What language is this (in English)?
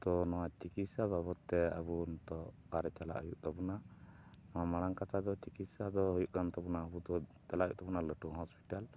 Santali